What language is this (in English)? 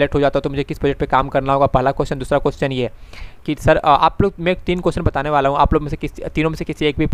Hindi